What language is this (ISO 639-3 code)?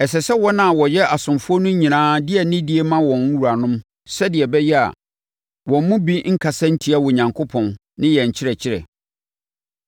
aka